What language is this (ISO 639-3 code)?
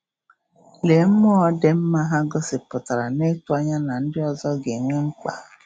ibo